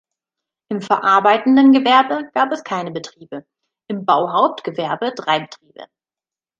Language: German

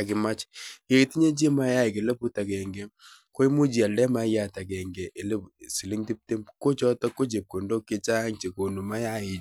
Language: Kalenjin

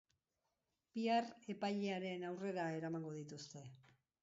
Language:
Basque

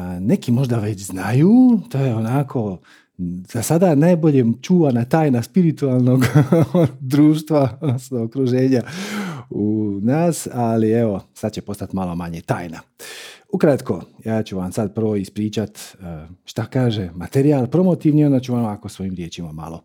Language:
Croatian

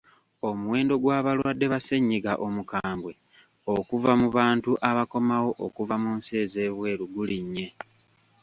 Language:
Ganda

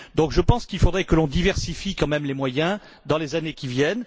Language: French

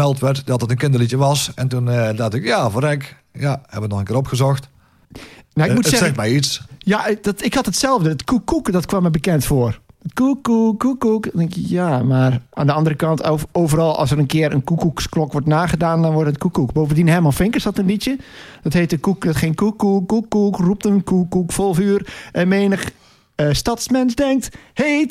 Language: Dutch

